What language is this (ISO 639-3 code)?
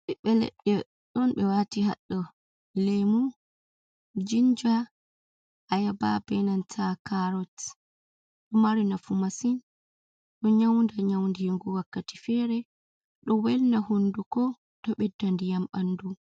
ful